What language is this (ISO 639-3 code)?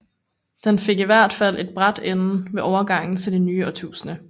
dan